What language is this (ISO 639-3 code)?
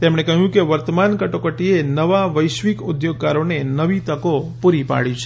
guj